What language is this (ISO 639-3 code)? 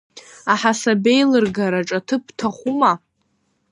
abk